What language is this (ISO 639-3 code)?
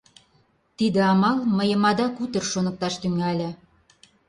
chm